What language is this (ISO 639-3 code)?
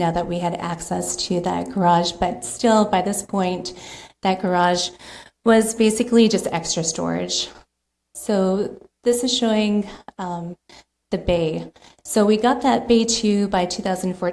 eng